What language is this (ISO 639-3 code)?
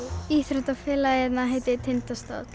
isl